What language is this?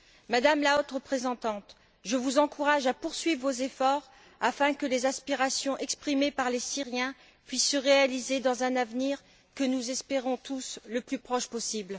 French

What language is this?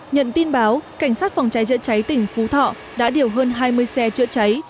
Vietnamese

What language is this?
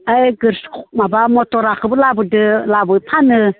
Bodo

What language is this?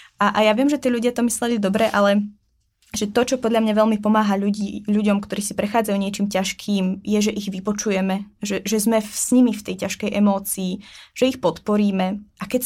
Czech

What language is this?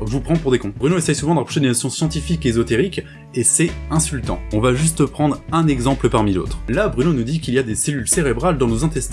French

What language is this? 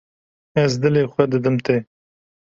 Kurdish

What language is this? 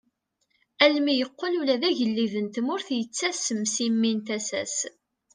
Kabyle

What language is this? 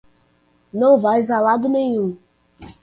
Portuguese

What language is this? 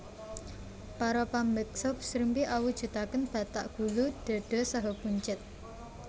Javanese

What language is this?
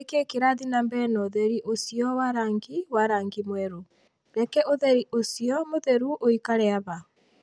Kikuyu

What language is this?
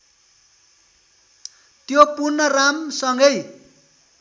Nepali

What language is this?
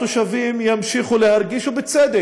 Hebrew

